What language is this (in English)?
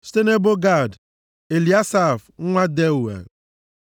Igbo